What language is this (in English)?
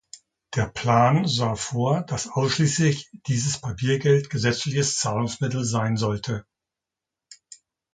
German